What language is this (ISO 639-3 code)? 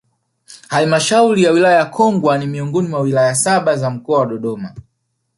swa